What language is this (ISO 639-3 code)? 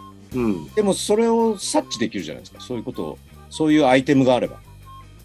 jpn